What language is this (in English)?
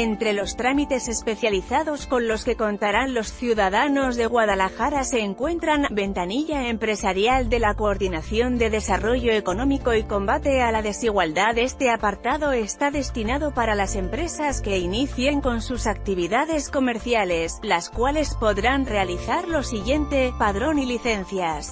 Spanish